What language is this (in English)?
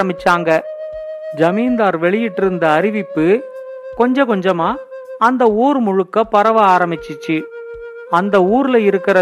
Tamil